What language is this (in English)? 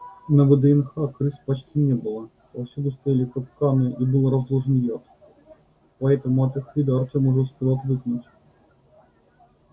Russian